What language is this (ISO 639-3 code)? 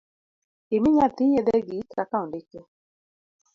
luo